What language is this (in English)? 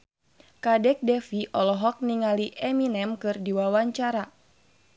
Sundanese